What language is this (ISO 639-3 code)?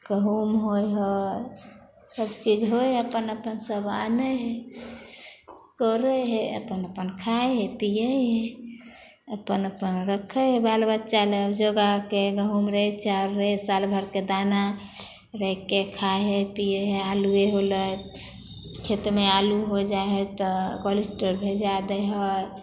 mai